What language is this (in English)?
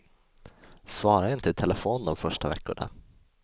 Swedish